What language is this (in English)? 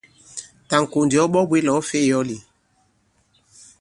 Bankon